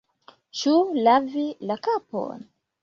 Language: Esperanto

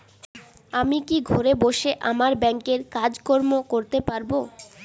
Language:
Bangla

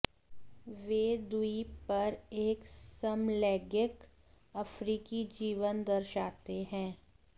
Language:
Hindi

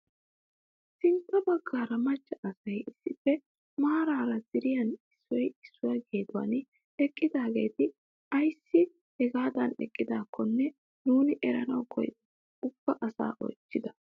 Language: Wolaytta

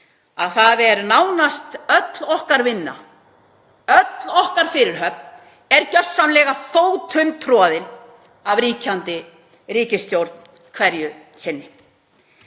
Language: Icelandic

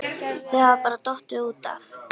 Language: Icelandic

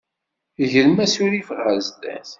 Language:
Kabyle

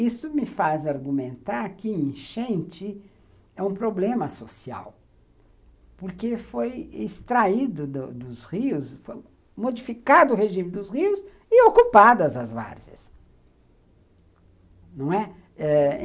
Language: Portuguese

